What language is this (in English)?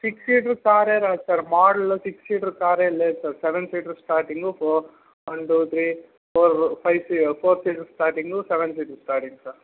Telugu